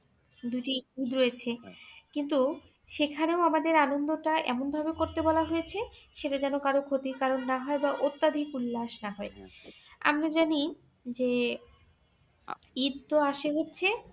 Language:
Bangla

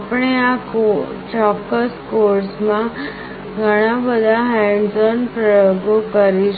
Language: Gujarati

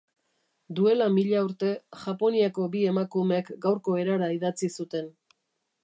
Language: Basque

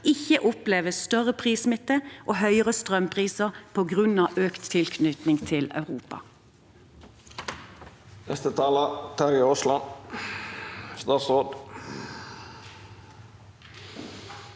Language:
Norwegian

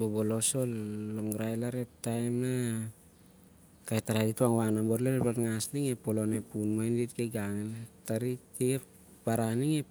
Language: Siar-Lak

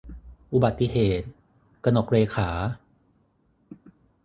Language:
Thai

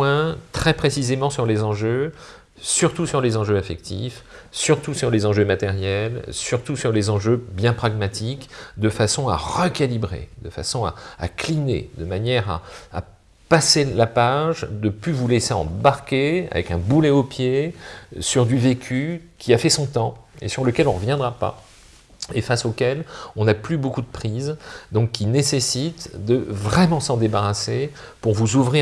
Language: French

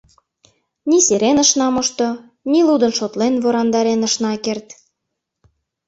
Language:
Mari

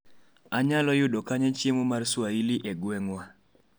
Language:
Luo (Kenya and Tanzania)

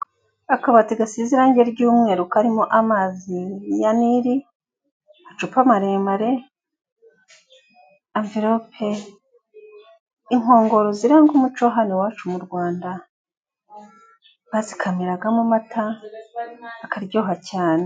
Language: Kinyarwanda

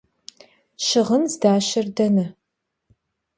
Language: Kabardian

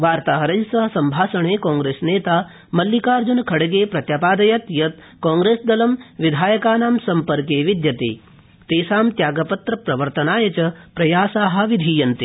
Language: Sanskrit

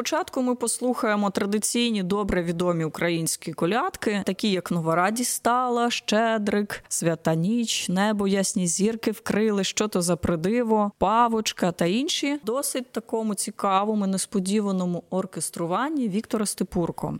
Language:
Ukrainian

